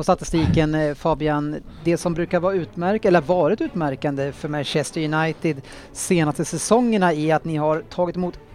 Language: Swedish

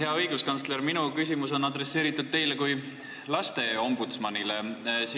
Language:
Estonian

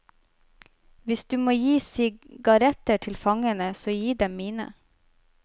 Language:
Norwegian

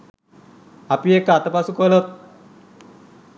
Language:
Sinhala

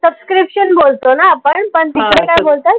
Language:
Marathi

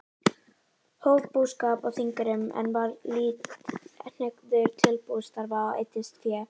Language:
Icelandic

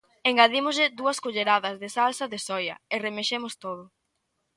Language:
Galician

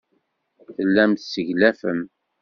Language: Kabyle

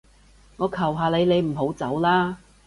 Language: Cantonese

